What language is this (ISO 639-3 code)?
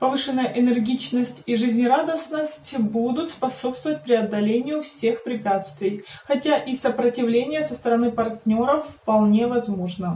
rus